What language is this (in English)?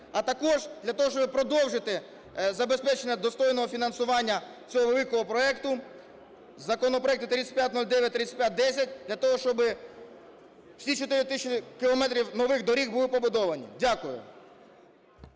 Ukrainian